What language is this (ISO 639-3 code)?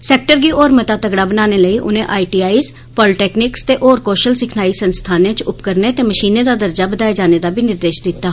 doi